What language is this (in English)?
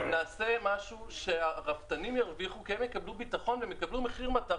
Hebrew